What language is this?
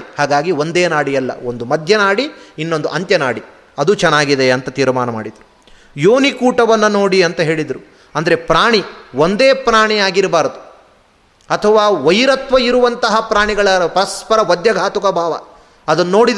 Kannada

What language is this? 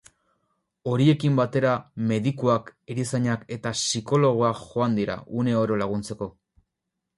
Basque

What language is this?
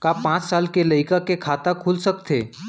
Chhattisgarhi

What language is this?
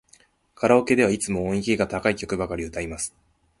Japanese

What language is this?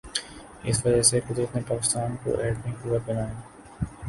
Urdu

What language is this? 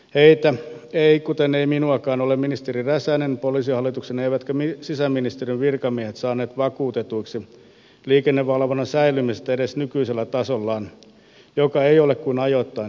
Finnish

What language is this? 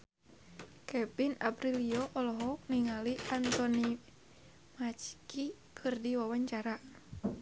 Sundanese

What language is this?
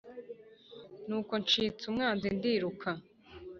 Kinyarwanda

